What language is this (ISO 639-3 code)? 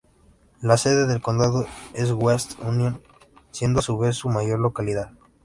spa